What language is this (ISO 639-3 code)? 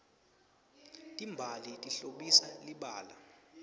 ssw